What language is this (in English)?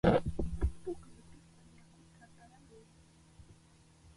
Chiquián Ancash Quechua